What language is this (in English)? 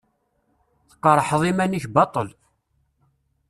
Kabyle